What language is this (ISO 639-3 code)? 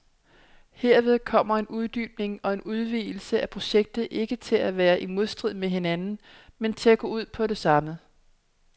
dan